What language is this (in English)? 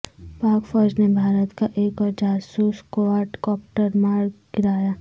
Urdu